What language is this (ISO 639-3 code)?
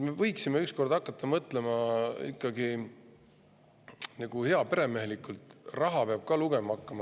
est